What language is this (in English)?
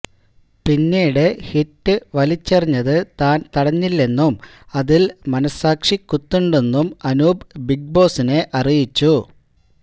Malayalam